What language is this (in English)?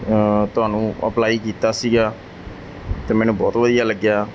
Punjabi